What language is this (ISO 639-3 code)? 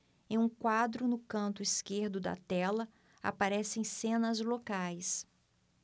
por